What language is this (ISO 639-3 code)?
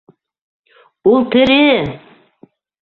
bak